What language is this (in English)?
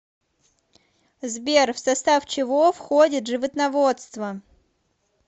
Russian